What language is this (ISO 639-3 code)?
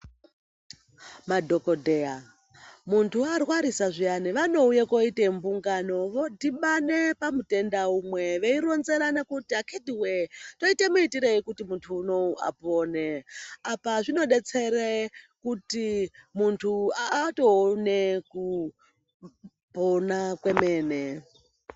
ndc